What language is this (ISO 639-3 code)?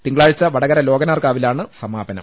mal